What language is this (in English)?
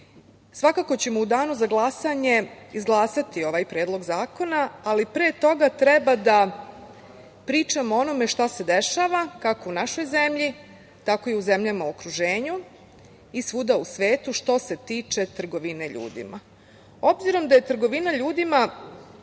Serbian